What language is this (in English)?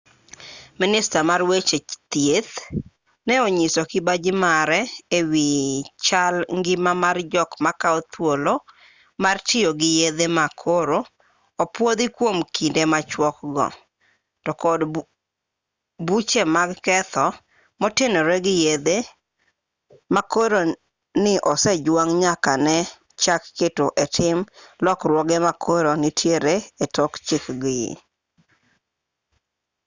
Luo (Kenya and Tanzania)